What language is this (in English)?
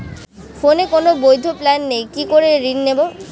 Bangla